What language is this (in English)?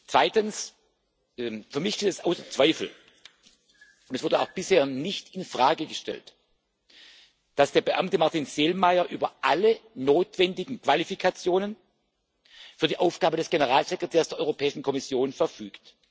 German